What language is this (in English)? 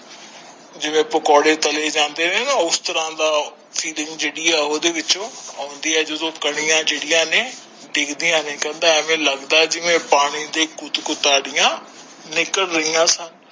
Punjabi